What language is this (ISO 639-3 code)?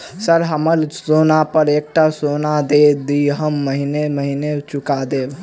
mai